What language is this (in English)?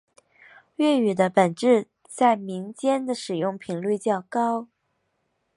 Chinese